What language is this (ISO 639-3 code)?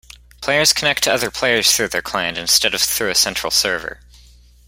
eng